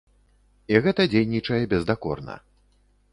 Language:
Belarusian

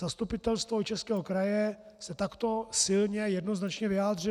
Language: Czech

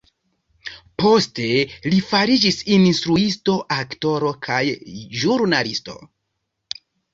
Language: Esperanto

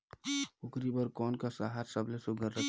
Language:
Chhattisgarhi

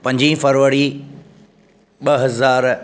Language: Sindhi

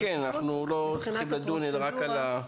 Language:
Hebrew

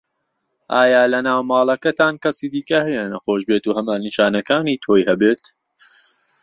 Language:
Central Kurdish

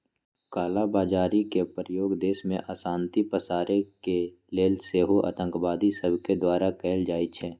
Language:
Magahi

